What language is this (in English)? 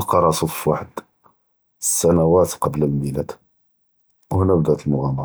Judeo-Arabic